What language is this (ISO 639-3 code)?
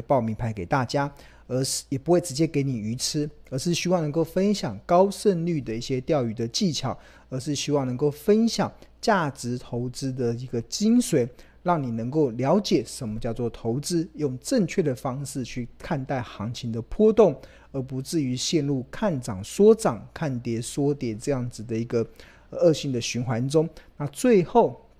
zho